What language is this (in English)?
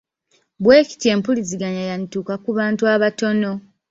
Ganda